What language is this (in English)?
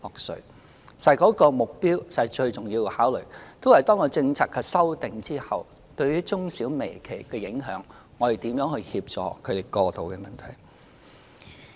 Cantonese